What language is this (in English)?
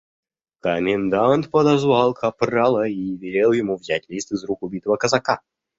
Russian